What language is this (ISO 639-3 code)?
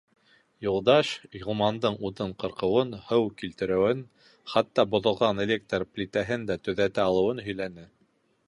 bak